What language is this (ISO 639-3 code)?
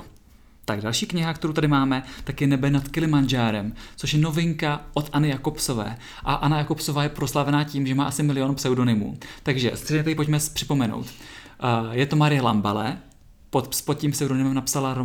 ces